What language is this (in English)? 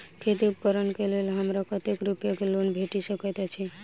Maithili